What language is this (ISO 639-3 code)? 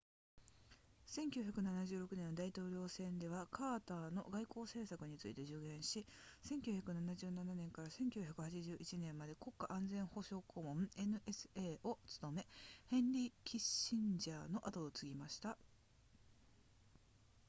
jpn